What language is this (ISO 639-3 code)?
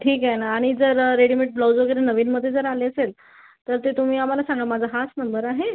mar